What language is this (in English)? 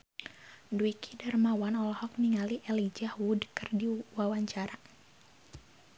Sundanese